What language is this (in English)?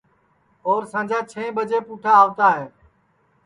Sansi